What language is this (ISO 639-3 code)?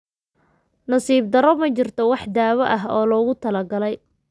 som